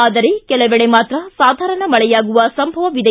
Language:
Kannada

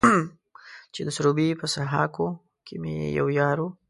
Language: Pashto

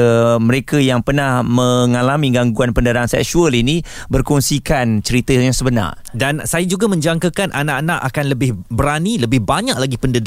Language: Malay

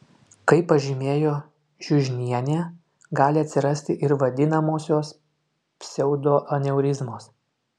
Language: Lithuanian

